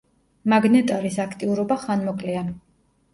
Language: Georgian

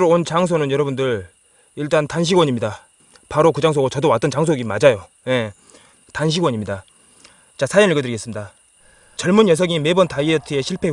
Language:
Korean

